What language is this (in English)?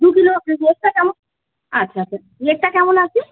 Bangla